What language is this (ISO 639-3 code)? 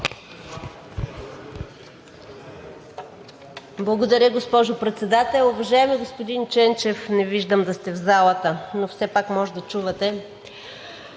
bul